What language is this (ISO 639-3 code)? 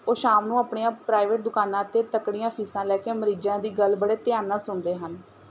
pan